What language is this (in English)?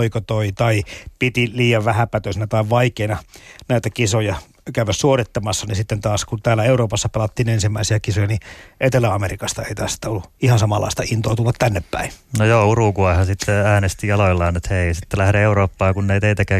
Finnish